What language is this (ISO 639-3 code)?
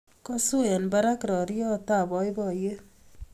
kln